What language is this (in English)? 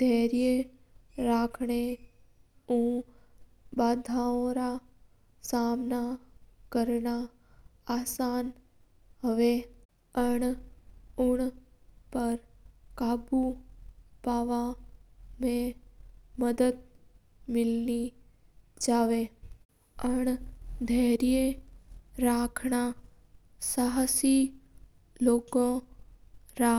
Mewari